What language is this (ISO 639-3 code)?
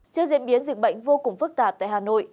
vie